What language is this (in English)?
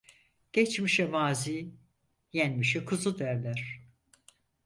Turkish